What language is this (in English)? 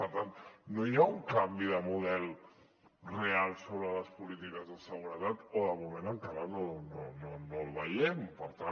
Catalan